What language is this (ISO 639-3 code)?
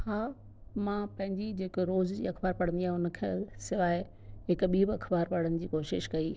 snd